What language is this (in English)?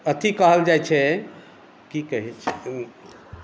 Maithili